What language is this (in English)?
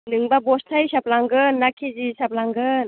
Bodo